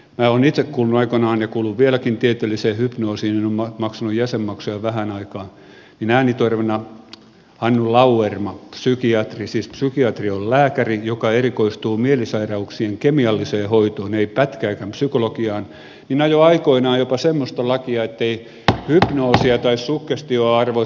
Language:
Finnish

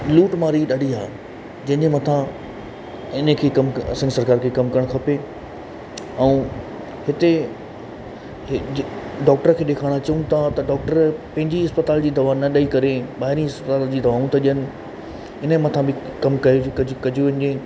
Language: Sindhi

